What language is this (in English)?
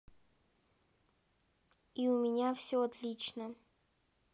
Russian